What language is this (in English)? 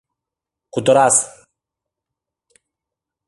Mari